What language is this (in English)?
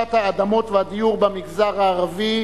Hebrew